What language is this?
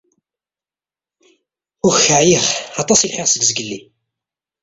Kabyle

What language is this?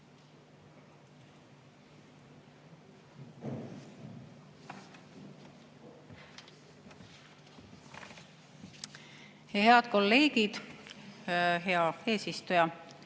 Estonian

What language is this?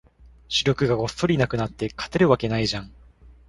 Japanese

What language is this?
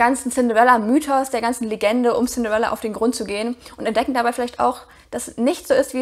German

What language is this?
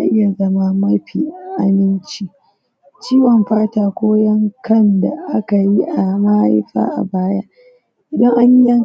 Hausa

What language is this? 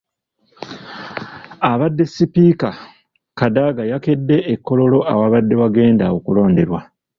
Ganda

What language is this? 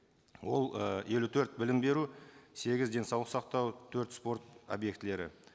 Kazakh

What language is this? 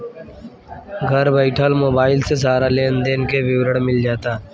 Bhojpuri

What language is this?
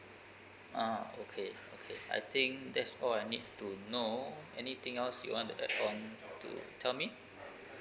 English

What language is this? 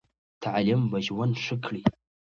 Pashto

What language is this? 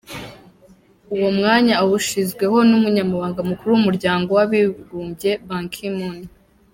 Kinyarwanda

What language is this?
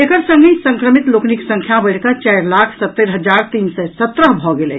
Maithili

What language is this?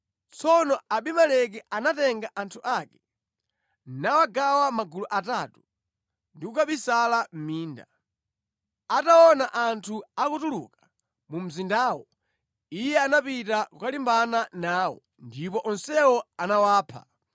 Nyanja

